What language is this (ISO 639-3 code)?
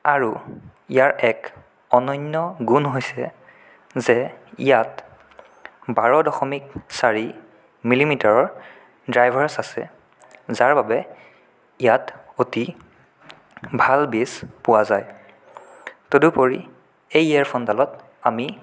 asm